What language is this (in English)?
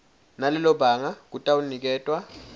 Swati